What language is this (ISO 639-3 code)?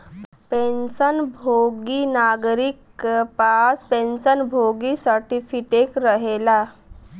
bho